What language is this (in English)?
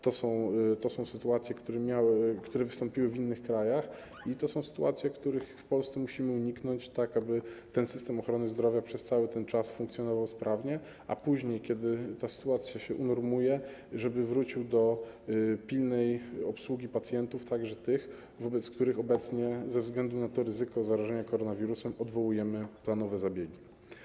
Polish